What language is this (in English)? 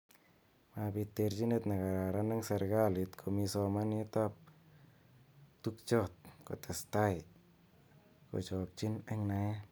Kalenjin